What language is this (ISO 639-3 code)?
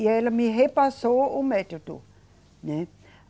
por